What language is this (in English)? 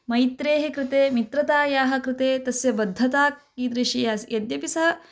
Sanskrit